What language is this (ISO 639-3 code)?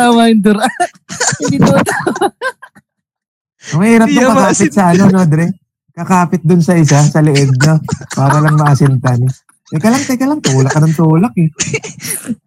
fil